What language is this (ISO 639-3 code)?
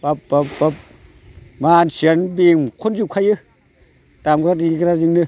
brx